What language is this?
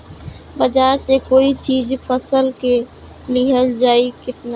Bhojpuri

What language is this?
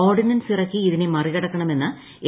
Malayalam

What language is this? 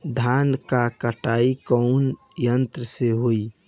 Bhojpuri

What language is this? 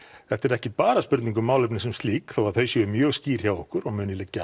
Icelandic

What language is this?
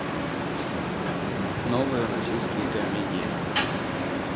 Russian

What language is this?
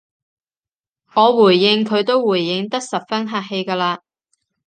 Cantonese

